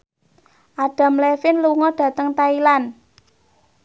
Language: Javanese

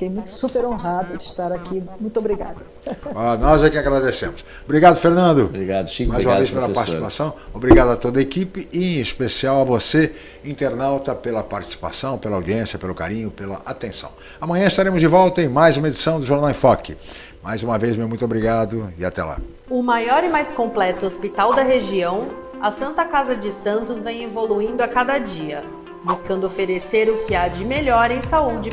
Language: Portuguese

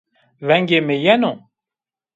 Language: Zaza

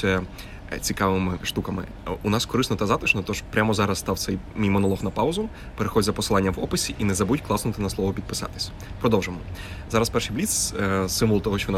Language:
Ukrainian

